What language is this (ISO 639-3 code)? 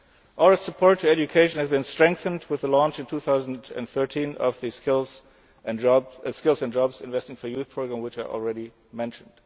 eng